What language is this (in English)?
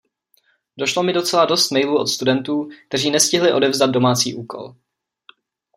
Czech